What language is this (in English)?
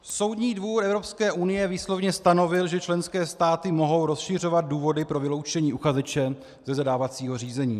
Czech